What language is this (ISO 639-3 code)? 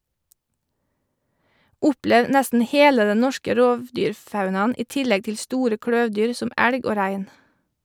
nor